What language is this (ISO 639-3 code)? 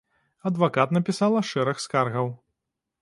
bel